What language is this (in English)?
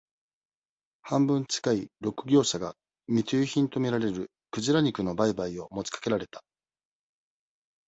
Japanese